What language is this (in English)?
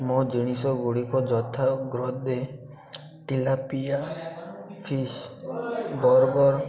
Odia